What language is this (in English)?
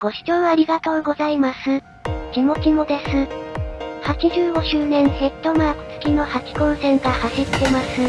Japanese